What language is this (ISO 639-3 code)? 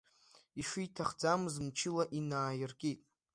abk